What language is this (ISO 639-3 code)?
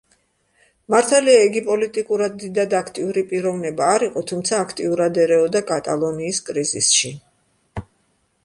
kat